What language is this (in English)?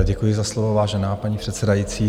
Czech